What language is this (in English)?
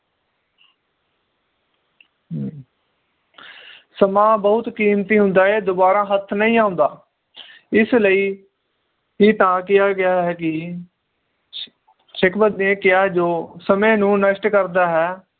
Punjabi